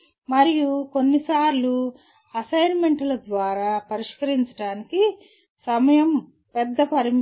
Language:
Telugu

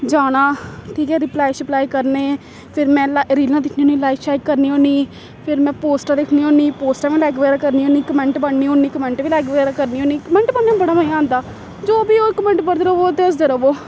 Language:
Dogri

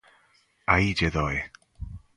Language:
Galician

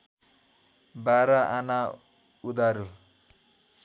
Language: Nepali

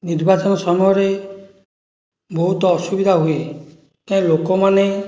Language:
Odia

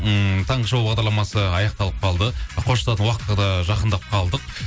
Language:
Kazakh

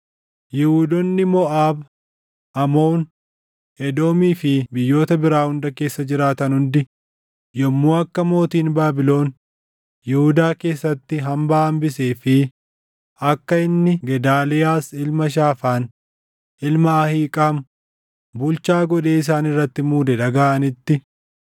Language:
Oromo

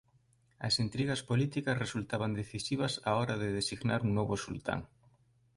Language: Galician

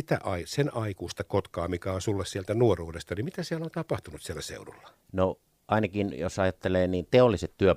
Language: Finnish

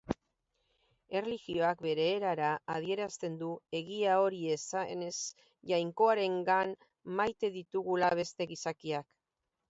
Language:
Basque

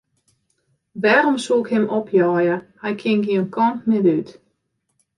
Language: Western Frisian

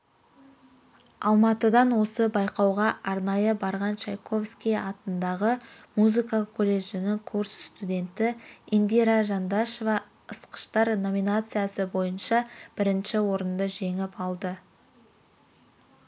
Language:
Kazakh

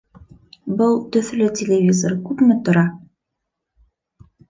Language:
Bashkir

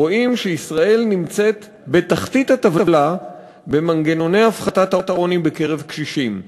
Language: Hebrew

